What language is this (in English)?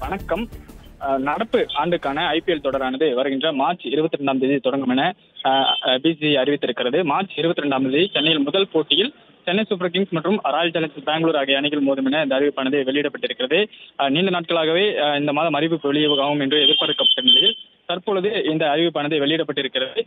Tamil